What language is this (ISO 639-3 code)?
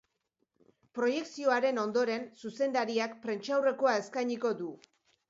eus